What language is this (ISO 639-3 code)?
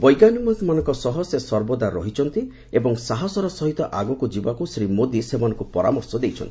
ori